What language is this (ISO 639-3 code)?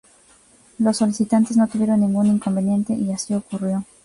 spa